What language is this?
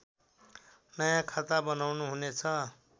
Nepali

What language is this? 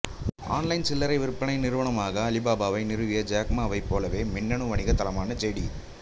Tamil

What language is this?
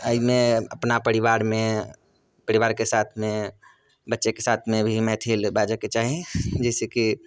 Maithili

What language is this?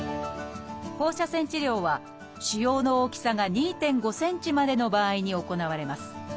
Japanese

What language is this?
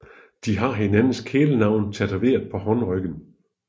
Danish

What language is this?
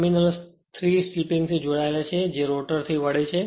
Gujarati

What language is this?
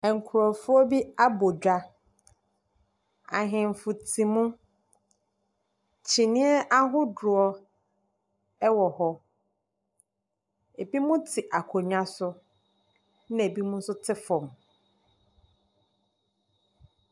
Akan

